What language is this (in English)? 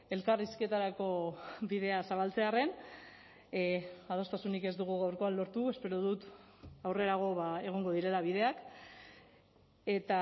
Basque